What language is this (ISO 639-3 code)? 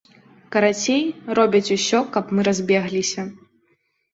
bel